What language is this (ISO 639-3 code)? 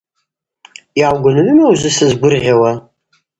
abq